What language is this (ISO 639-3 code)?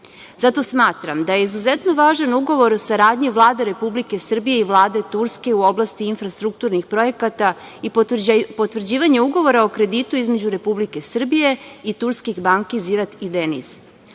srp